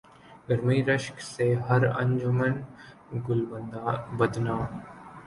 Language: Urdu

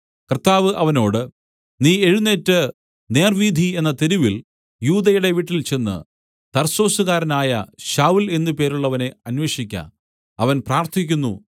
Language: Malayalam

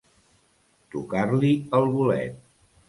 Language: Catalan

